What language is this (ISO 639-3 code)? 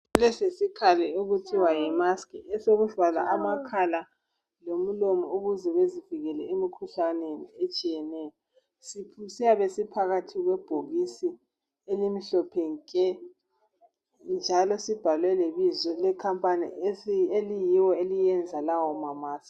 nde